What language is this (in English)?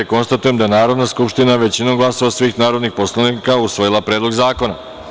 Serbian